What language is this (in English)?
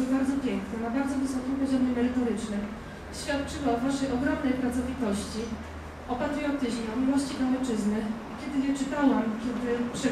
Polish